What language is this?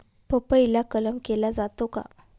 Marathi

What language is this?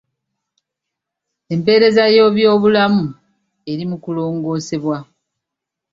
Ganda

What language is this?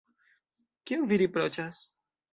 Esperanto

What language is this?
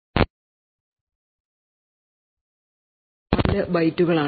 Malayalam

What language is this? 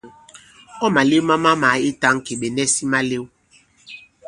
Bankon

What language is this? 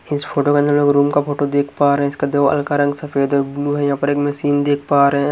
Hindi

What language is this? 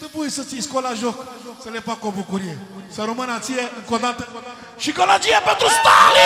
Romanian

